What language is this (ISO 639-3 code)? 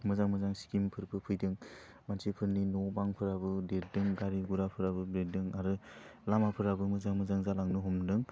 brx